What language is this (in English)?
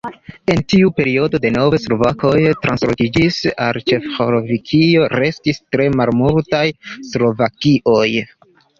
Esperanto